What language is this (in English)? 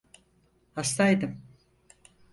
Turkish